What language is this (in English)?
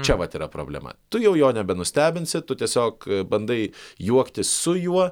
Lithuanian